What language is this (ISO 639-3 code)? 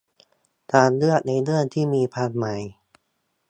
tha